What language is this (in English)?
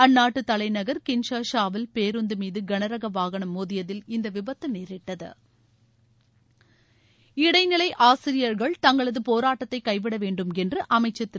Tamil